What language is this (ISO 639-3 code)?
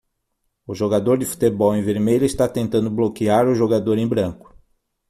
por